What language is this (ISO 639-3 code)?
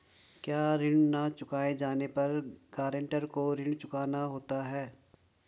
hin